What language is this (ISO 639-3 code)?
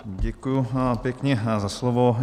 ces